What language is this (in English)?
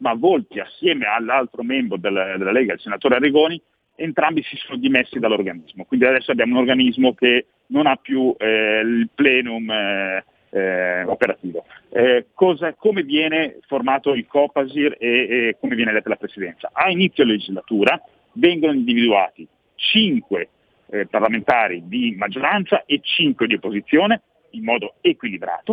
Italian